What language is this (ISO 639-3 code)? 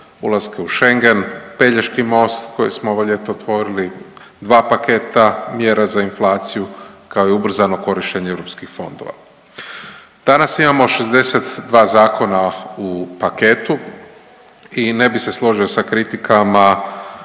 hrv